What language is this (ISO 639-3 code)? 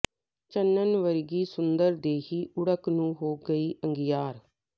pan